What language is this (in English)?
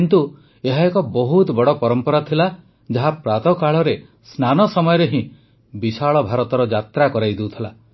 Odia